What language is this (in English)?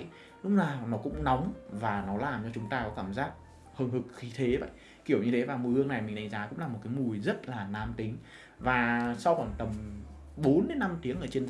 Vietnamese